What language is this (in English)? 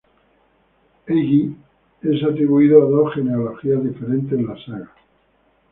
Spanish